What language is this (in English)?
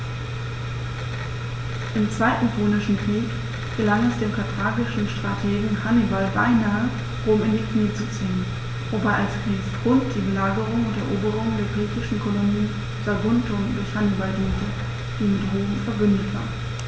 German